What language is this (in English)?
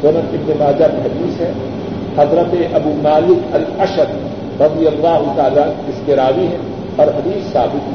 Urdu